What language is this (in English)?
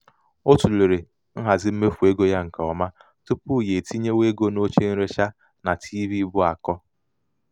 Igbo